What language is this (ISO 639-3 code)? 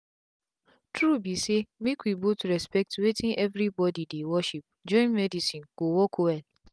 pcm